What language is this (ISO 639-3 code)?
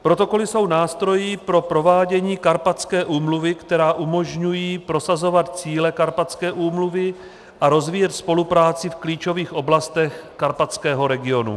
ces